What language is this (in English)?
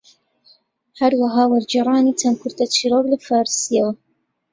Central Kurdish